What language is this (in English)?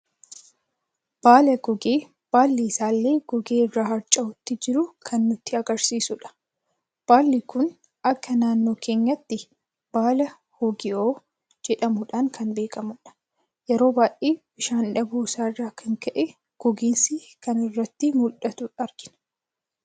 Oromo